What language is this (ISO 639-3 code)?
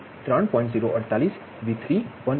guj